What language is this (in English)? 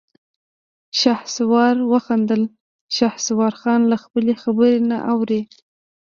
Pashto